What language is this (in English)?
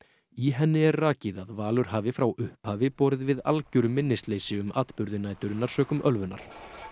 Icelandic